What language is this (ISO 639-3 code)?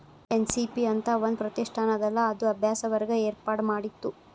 kan